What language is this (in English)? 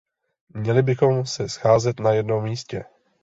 Czech